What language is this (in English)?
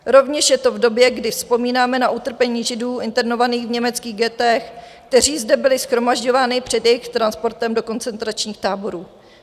Czech